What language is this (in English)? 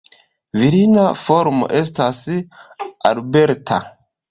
Esperanto